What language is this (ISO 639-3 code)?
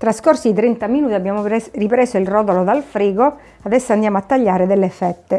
ita